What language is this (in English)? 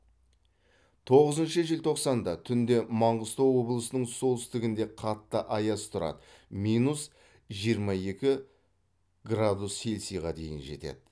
Kazakh